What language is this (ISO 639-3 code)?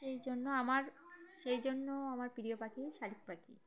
ben